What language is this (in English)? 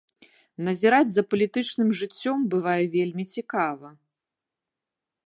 Belarusian